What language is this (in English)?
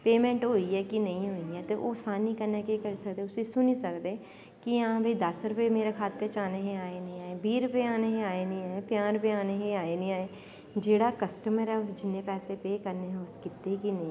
Dogri